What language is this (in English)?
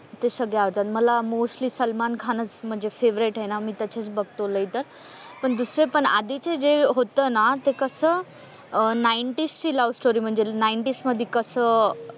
Marathi